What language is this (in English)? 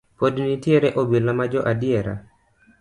Luo (Kenya and Tanzania)